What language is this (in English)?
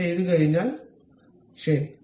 Malayalam